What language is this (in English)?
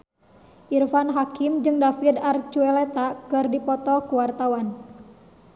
Sundanese